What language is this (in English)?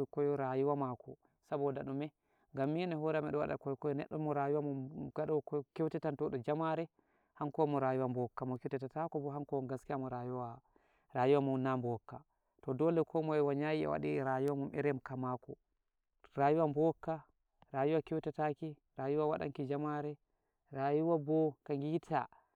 Nigerian Fulfulde